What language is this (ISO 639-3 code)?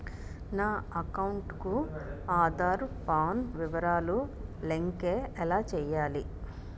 tel